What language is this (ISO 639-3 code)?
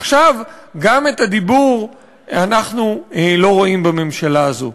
heb